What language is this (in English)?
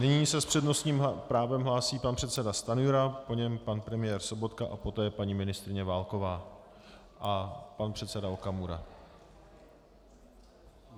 Czech